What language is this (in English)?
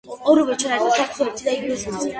Georgian